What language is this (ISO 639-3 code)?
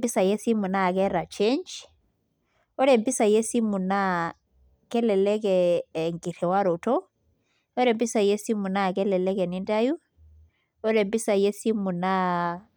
mas